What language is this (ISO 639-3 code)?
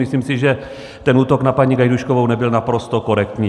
ces